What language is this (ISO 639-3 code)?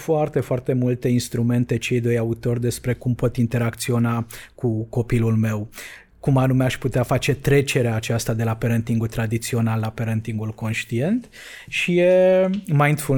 ron